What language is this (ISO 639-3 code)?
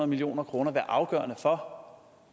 dan